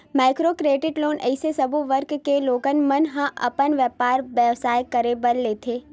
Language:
Chhattisgarhi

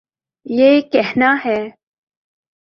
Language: Urdu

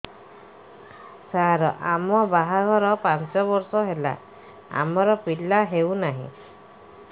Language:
Odia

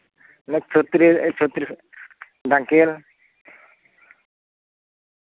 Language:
Santali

